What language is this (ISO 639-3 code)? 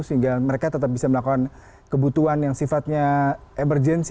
ind